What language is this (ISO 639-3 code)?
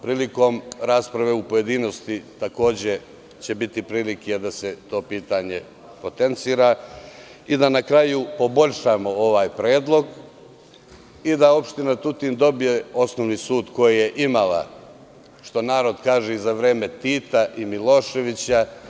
srp